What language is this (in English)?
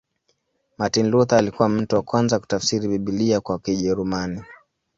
Swahili